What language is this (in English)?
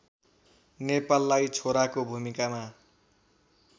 Nepali